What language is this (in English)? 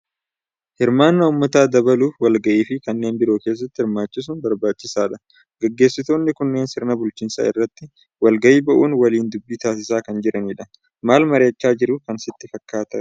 Oromo